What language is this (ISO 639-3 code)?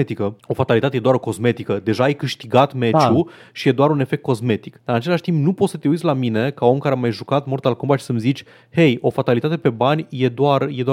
ron